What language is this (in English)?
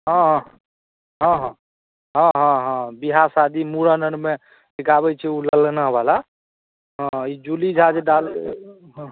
Maithili